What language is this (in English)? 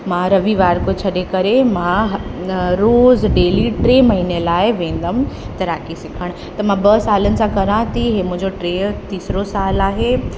Sindhi